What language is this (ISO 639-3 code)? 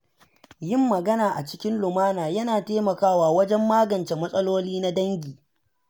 hau